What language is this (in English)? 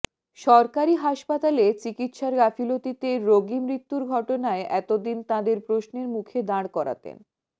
Bangla